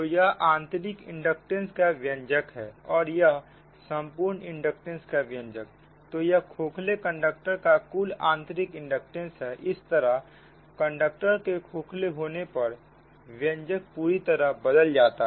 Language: Hindi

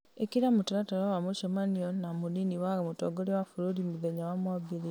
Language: Kikuyu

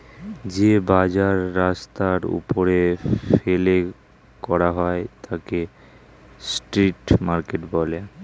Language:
Bangla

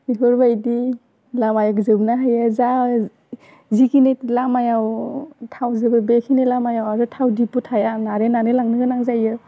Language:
Bodo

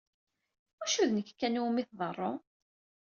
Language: Kabyle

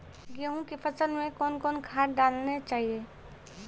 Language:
Maithili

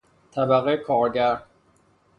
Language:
Persian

